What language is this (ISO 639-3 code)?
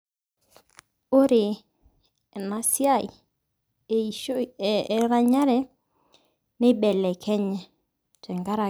mas